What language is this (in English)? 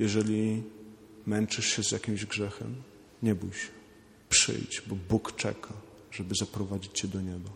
Polish